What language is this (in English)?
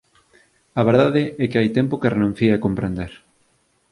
Galician